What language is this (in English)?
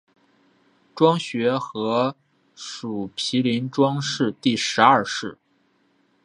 Chinese